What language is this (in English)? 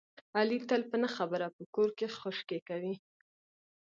Pashto